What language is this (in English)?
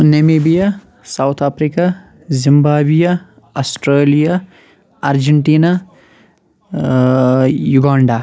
Kashmiri